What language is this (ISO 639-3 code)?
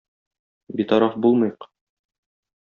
tat